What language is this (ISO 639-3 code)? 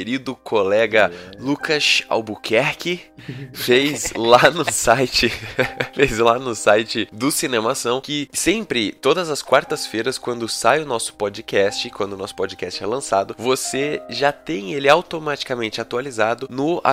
por